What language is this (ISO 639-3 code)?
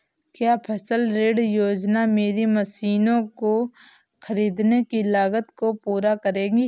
hin